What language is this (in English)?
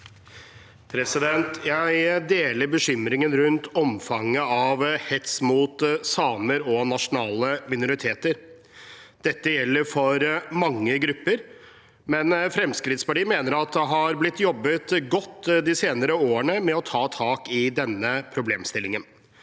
Norwegian